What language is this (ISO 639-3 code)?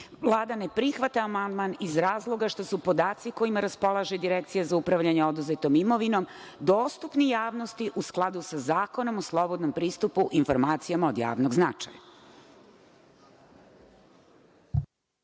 srp